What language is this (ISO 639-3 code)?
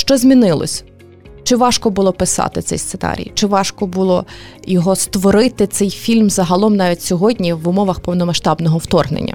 ukr